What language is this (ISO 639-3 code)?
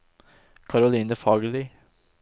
nor